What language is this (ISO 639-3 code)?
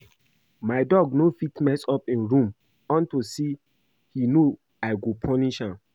pcm